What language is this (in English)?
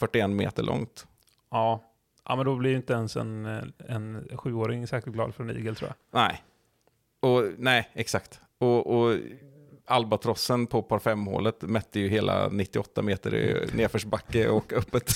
Swedish